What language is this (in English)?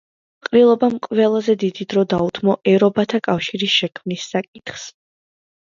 Georgian